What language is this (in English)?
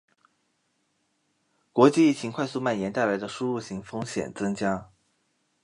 Chinese